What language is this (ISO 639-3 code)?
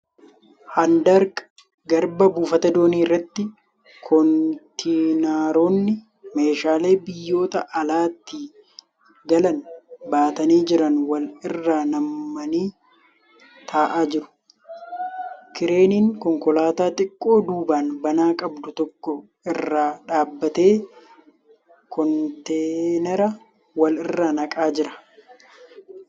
orm